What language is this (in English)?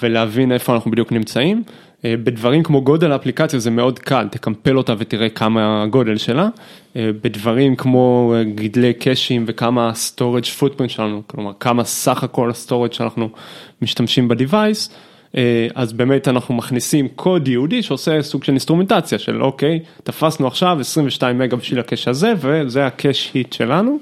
Hebrew